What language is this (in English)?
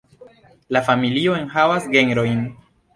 Esperanto